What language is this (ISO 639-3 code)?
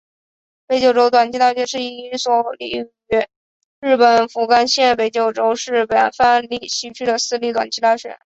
zho